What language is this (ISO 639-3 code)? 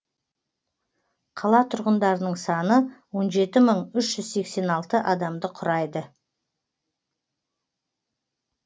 kaz